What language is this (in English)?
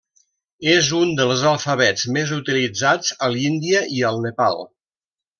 Catalan